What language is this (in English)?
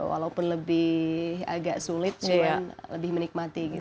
Indonesian